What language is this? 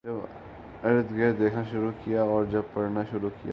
Urdu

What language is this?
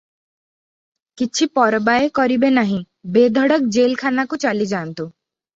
Odia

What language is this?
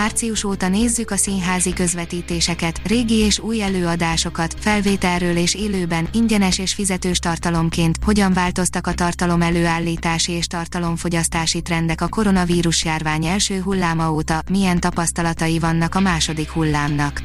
Hungarian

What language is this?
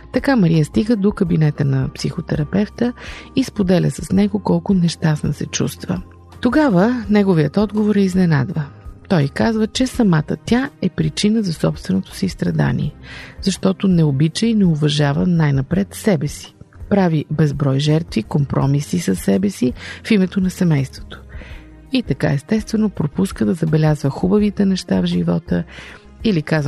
Bulgarian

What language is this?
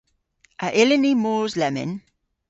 Cornish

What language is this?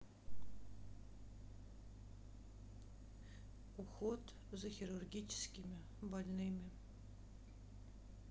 Russian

